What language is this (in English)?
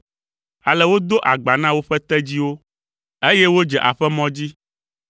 Ewe